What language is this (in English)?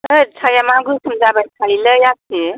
Bodo